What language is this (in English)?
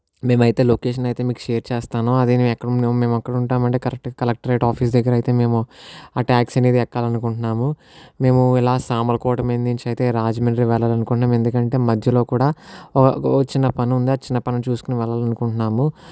Telugu